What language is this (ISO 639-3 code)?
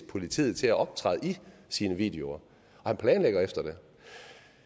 dan